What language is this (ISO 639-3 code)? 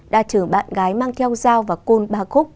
vie